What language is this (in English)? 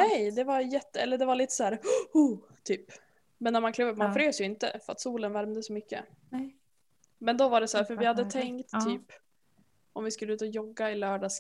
Swedish